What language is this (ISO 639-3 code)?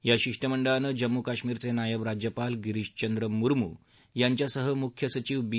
mar